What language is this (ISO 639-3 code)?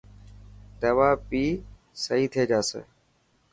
mki